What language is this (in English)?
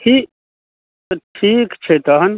Maithili